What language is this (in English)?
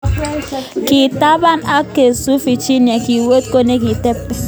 Kalenjin